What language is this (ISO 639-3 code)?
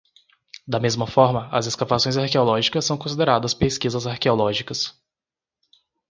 por